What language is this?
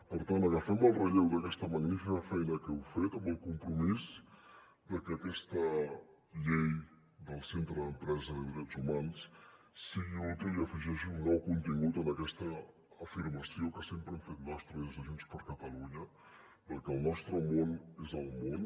Catalan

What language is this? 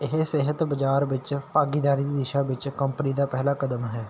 Punjabi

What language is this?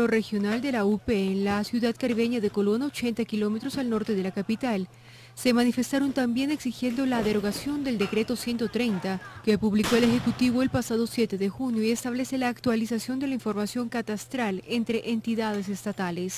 Spanish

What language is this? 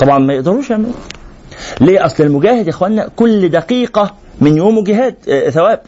Arabic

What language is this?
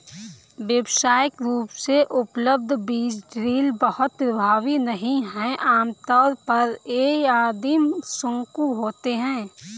Hindi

